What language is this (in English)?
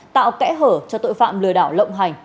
Vietnamese